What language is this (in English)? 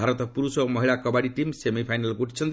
Odia